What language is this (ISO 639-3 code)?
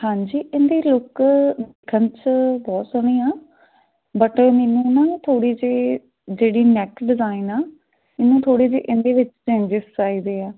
pan